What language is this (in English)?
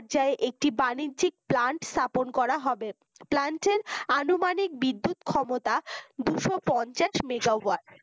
Bangla